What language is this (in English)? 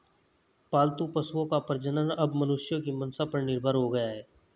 Hindi